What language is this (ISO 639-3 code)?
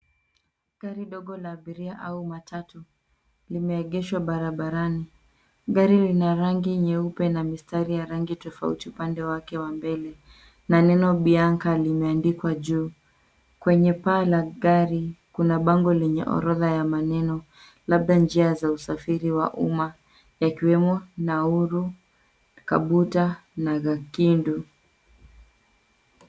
swa